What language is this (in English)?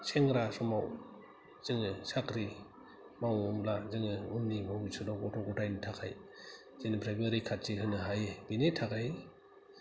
Bodo